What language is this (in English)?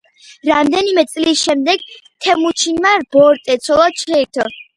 Georgian